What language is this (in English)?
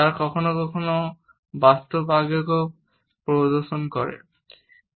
Bangla